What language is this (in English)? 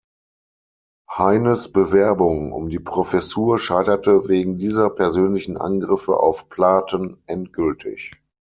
German